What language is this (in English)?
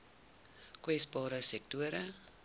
Afrikaans